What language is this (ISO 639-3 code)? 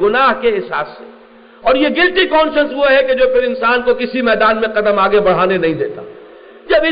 urd